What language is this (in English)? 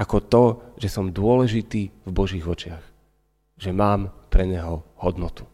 Slovak